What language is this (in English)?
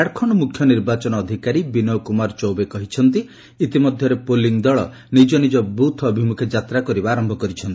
Odia